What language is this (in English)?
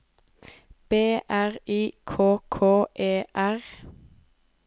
Norwegian